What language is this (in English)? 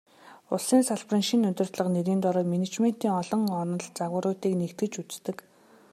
Mongolian